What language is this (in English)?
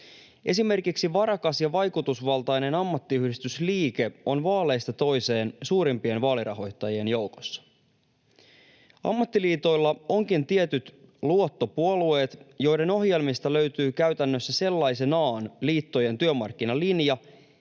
Finnish